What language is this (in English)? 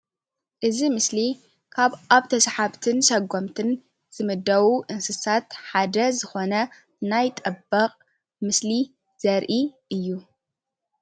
Tigrinya